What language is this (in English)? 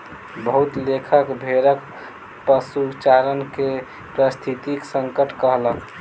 Maithili